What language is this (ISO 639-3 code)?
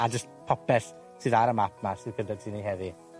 cym